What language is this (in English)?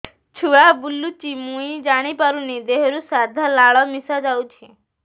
Odia